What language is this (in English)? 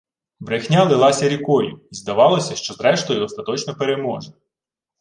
Ukrainian